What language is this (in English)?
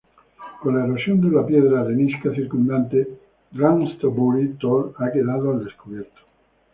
Spanish